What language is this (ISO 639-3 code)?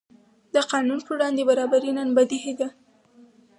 pus